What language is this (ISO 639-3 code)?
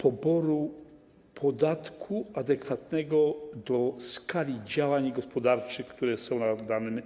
pol